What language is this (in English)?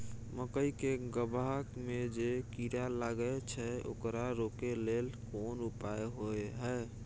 Maithili